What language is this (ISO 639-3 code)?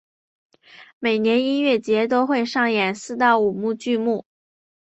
zho